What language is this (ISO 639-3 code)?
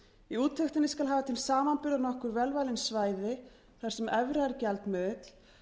isl